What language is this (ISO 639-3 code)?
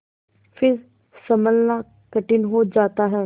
hin